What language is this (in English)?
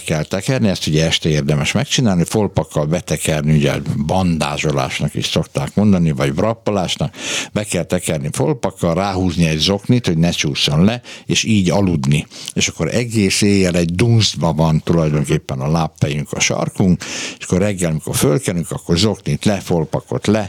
Hungarian